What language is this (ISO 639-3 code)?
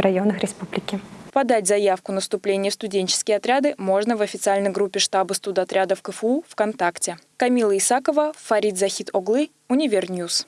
rus